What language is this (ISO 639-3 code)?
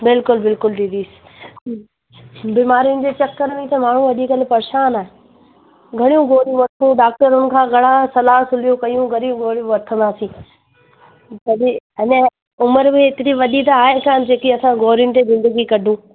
snd